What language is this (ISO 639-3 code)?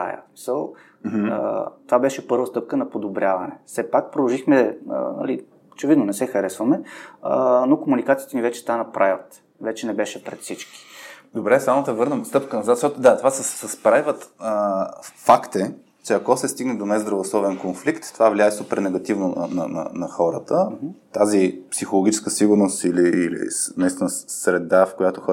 bul